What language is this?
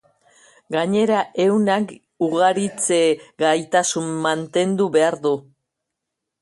Basque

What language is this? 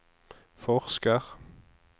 Norwegian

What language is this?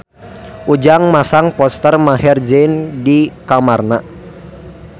Sundanese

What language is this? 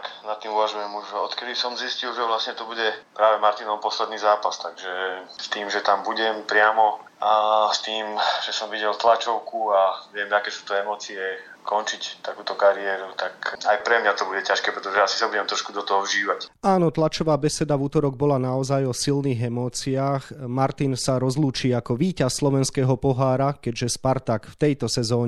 Slovak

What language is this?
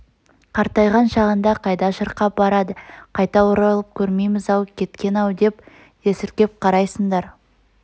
Kazakh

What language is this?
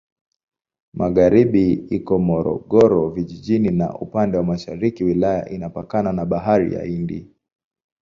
Swahili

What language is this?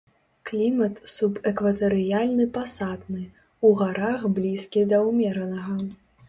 Belarusian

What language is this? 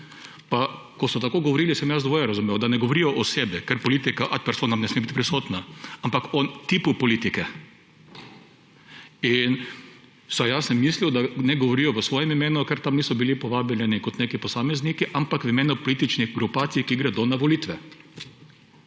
Slovenian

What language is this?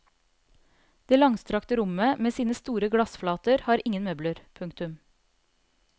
Norwegian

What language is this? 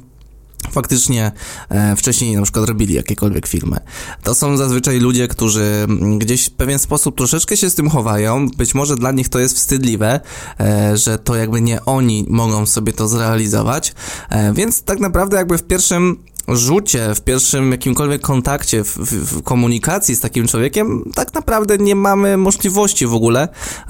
Polish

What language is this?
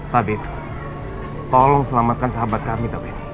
Indonesian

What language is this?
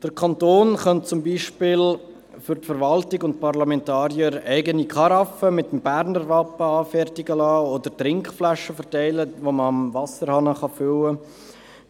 Swiss German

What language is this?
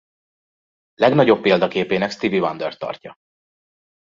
Hungarian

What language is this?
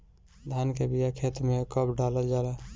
Bhojpuri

